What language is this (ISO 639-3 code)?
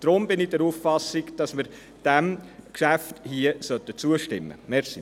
gsw